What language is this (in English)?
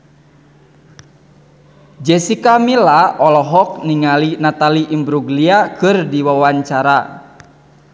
Sundanese